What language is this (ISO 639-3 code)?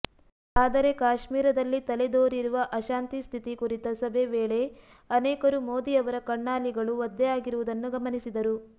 kan